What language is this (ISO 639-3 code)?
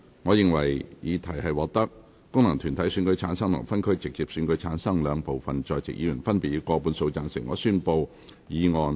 yue